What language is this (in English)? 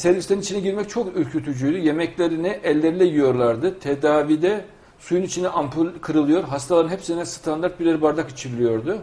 Turkish